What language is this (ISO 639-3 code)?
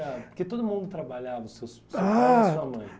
por